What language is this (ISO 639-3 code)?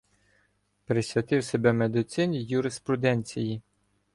ukr